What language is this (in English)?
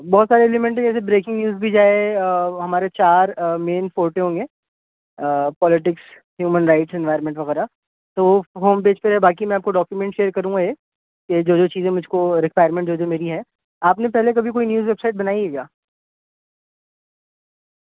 Urdu